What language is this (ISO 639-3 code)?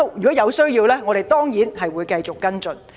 yue